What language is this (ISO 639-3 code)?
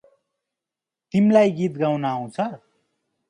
nep